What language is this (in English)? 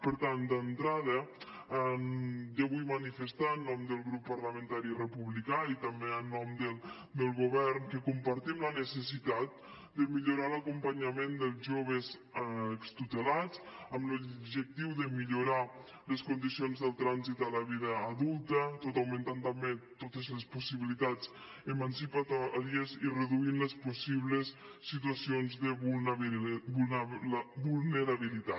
Catalan